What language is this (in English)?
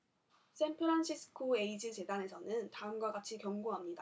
Korean